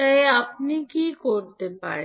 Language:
Bangla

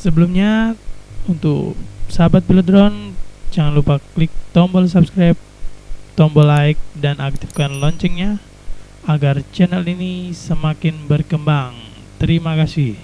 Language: Indonesian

